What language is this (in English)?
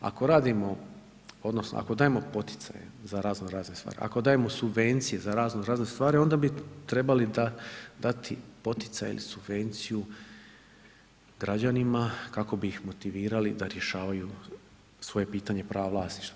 Croatian